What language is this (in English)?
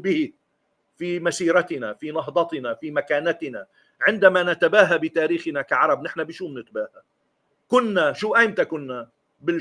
Arabic